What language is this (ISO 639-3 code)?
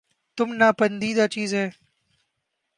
urd